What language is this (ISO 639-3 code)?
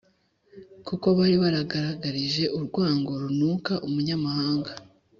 kin